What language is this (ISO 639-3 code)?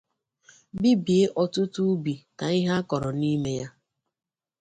ibo